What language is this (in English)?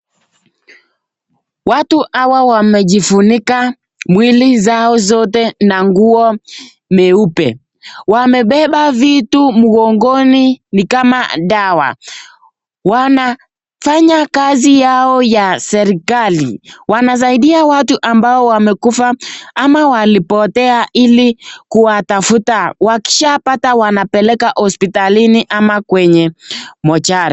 Swahili